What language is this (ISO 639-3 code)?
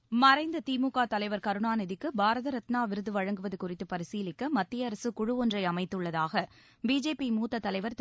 tam